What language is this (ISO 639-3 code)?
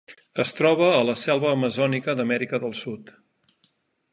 cat